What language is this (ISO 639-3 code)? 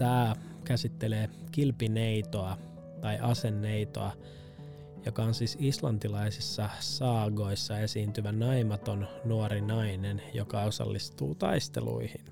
fin